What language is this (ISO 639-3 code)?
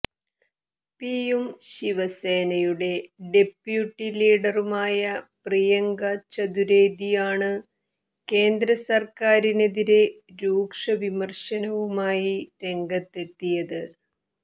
mal